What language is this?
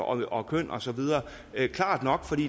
Danish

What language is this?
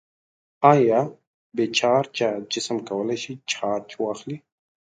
Pashto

